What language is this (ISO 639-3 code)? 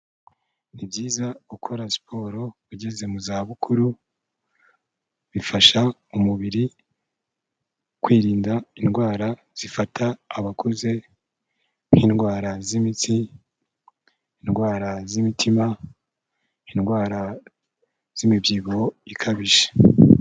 kin